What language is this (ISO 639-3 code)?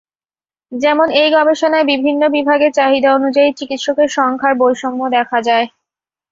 ben